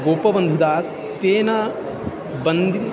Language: Sanskrit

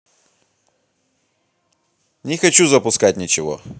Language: Russian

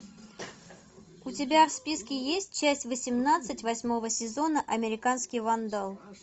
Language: Russian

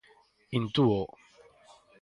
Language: Galician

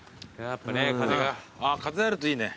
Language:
Japanese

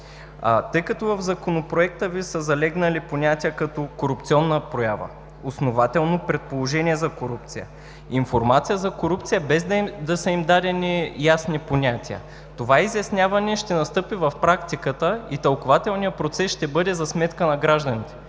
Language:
Bulgarian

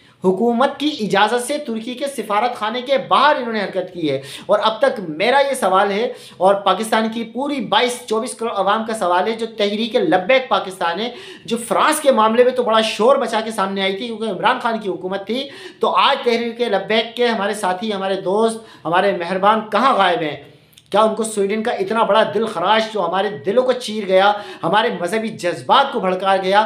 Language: Hindi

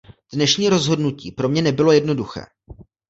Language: Czech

